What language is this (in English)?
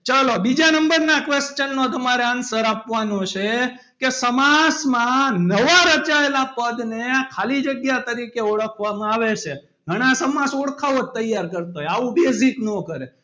Gujarati